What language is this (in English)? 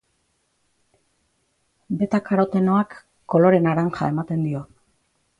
Basque